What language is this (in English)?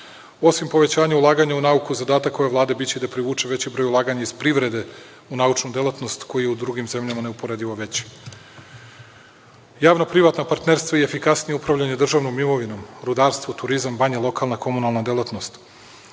Serbian